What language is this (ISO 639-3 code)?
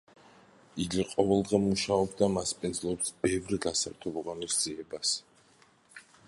kat